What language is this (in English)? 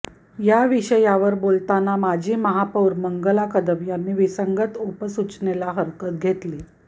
Marathi